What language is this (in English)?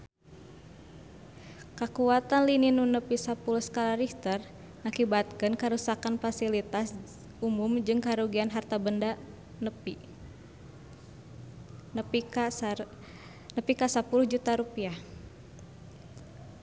Sundanese